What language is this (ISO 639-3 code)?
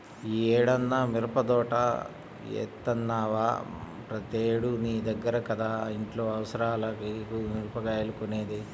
tel